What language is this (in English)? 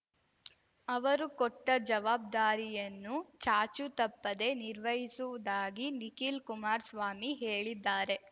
Kannada